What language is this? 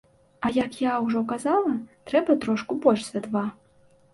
Belarusian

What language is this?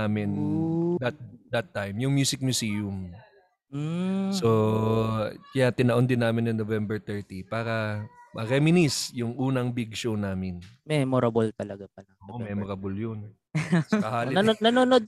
Filipino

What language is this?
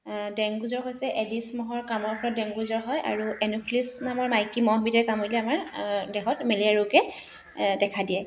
Assamese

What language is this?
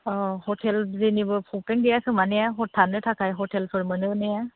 Bodo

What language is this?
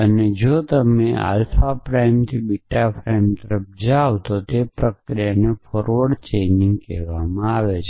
Gujarati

